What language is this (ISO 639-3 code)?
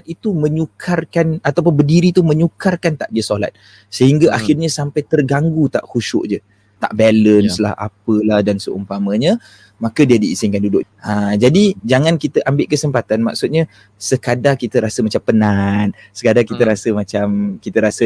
msa